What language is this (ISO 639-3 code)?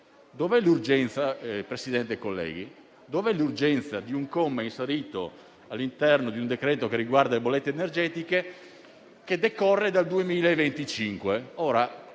ita